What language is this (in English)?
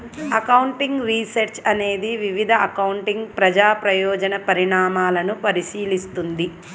Telugu